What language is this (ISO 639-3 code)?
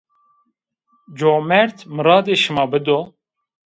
zza